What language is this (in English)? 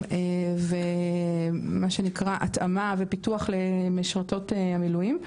Hebrew